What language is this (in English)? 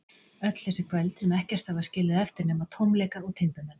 Icelandic